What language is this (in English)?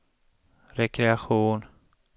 Swedish